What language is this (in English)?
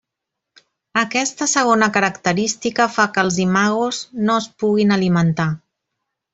Catalan